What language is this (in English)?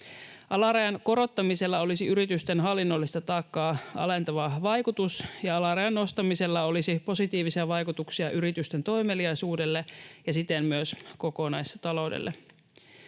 Finnish